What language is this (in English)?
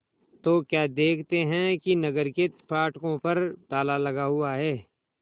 Hindi